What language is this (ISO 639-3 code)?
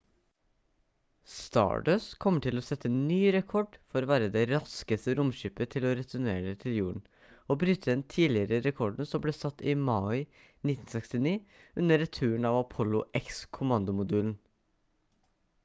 nob